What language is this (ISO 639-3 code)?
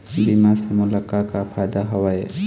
hne